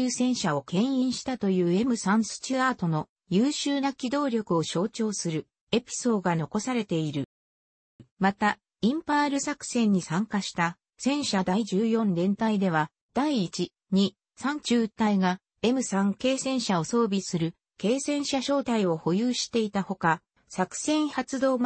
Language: Japanese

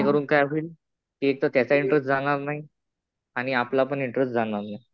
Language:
Marathi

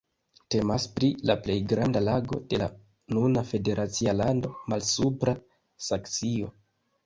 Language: Esperanto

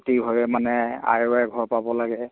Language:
Assamese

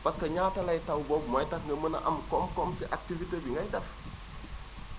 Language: Wolof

